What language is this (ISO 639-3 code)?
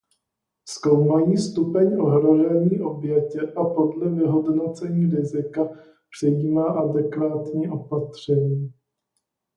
ces